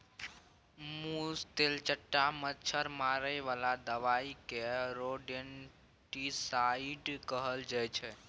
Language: Maithili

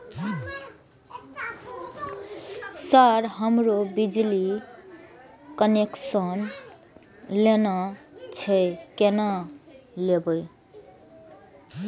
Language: Maithili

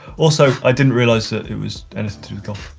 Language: English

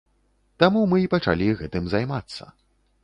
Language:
Belarusian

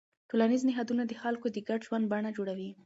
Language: Pashto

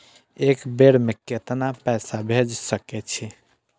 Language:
Maithili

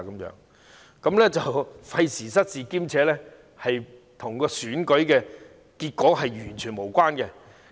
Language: Cantonese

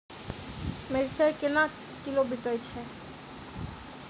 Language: Maithili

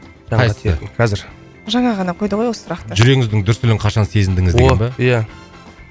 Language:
Kazakh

